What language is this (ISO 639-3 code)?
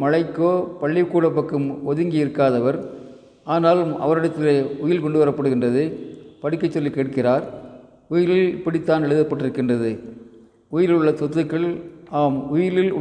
tam